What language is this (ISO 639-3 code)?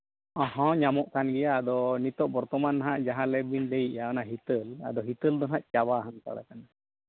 sat